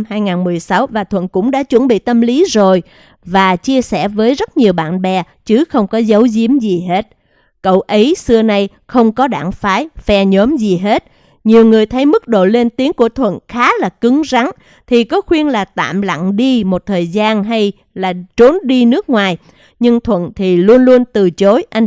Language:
Vietnamese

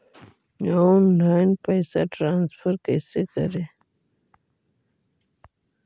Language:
Magahi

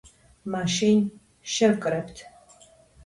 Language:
Georgian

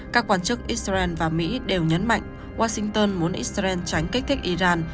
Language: Vietnamese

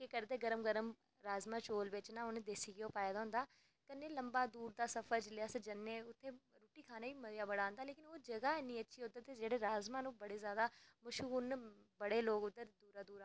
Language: Dogri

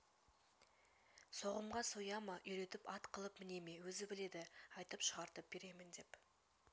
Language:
Kazakh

